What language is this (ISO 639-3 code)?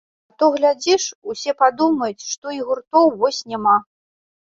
bel